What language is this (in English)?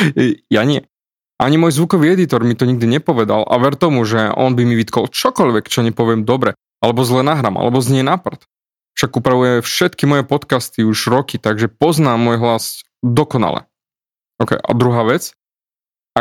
Slovak